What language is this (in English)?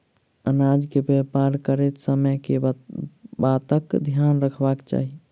Maithili